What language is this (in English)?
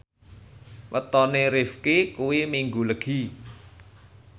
Javanese